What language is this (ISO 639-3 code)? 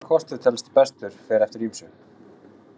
isl